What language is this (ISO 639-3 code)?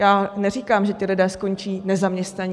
ces